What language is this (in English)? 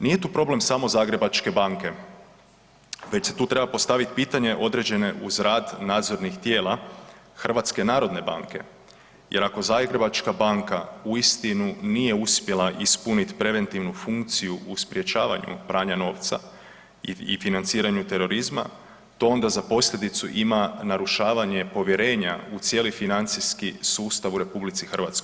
Croatian